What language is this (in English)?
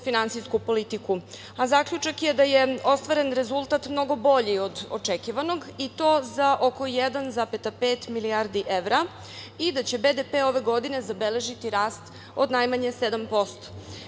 Serbian